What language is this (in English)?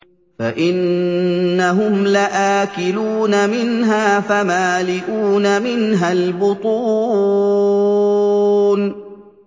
Arabic